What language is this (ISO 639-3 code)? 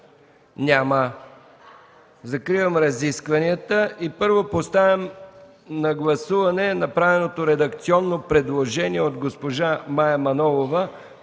bul